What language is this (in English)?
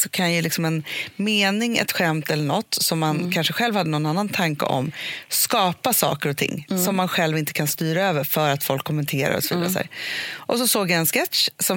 Swedish